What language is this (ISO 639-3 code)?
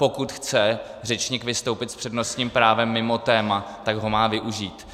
ces